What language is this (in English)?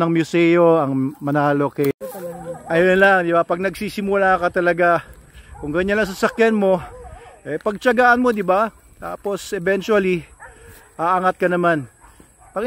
Filipino